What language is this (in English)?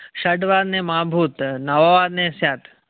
Sanskrit